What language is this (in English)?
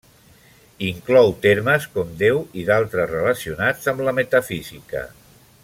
Catalan